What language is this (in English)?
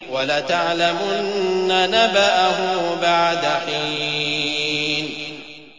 Arabic